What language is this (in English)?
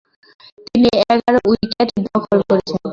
Bangla